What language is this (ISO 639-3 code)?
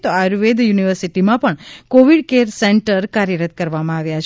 guj